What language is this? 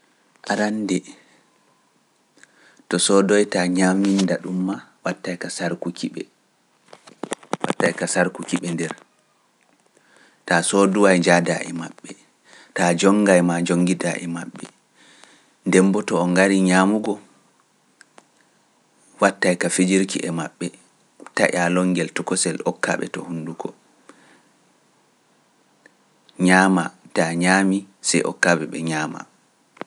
Pular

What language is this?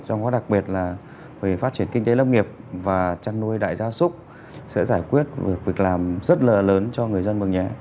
Vietnamese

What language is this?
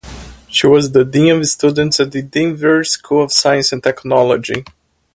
English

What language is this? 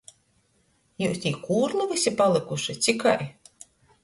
Latgalian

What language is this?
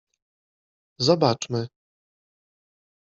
Polish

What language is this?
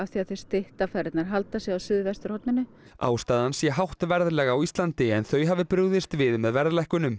Icelandic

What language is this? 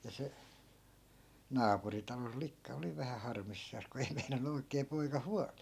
Finnish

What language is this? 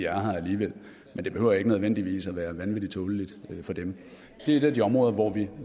Danish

